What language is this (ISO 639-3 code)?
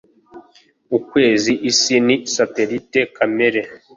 kin